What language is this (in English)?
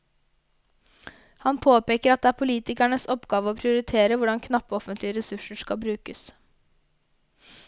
Norwegian